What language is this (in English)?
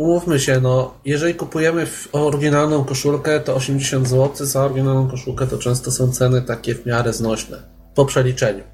Polish